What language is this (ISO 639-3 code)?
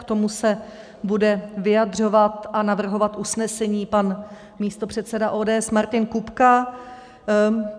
ces